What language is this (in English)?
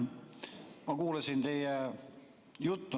Estonian